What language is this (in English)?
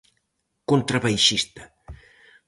Galician